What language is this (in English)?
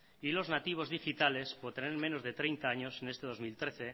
Spanish